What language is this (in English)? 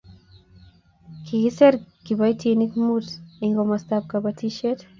Kalenjin